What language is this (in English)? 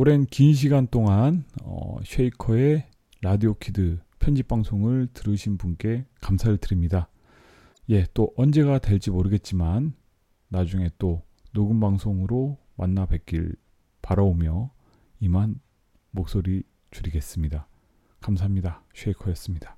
Korean